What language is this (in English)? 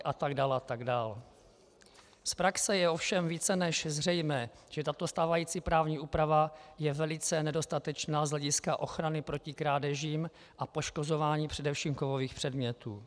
Czech